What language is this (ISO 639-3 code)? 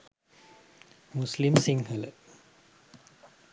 sin